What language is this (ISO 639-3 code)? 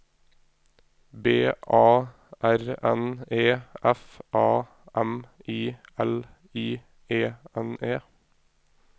nor